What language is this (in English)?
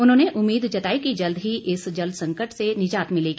Hindi